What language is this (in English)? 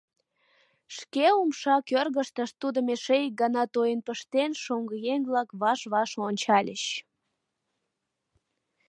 Mari